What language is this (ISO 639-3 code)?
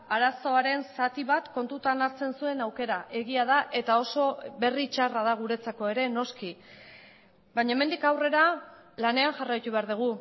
eus